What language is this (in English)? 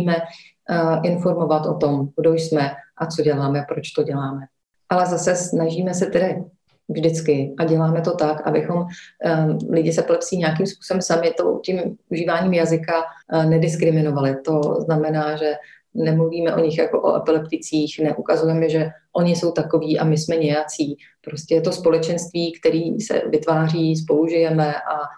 Czech